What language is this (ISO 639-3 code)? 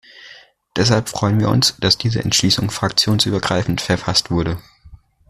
deu